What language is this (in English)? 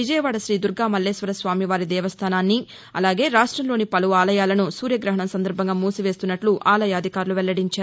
Telugu